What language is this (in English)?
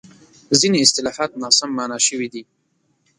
Pashto